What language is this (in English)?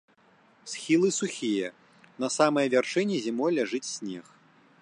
Belarusian